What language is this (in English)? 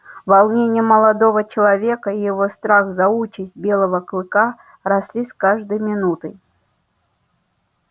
Russian